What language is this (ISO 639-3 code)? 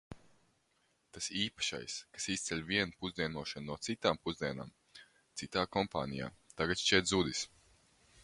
lav